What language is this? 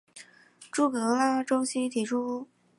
Chinese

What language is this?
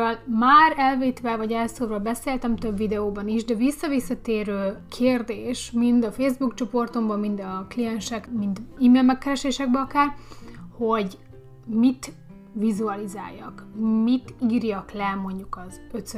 Hungarian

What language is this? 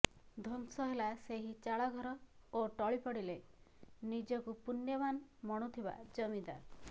Odia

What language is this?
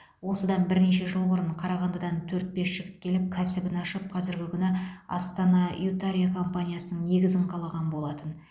Kazakh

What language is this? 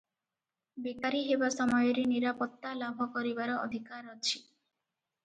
Odia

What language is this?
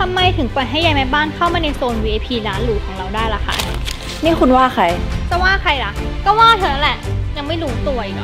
Thai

